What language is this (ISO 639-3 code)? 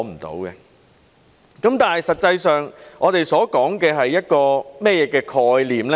yue